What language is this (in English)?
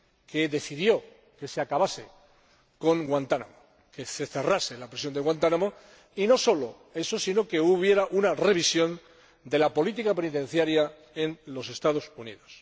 Spanish